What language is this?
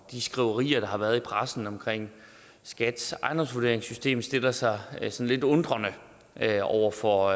Danish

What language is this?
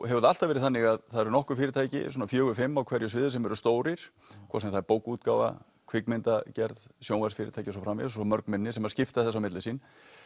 Icelandic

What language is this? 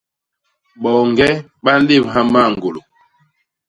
Basaa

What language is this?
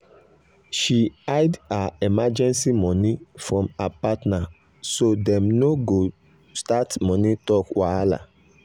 Nigerian Pidgin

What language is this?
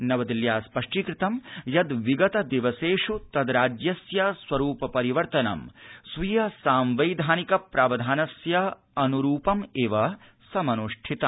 Sanskrit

